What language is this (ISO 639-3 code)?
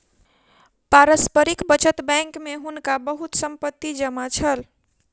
mai